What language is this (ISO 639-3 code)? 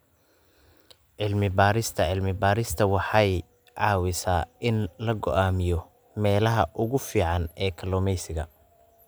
som